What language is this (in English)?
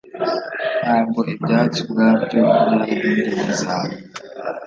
Kinyarwanda